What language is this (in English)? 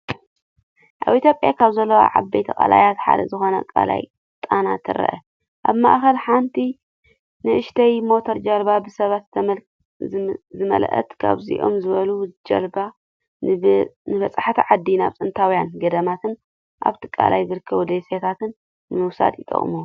Tigrinya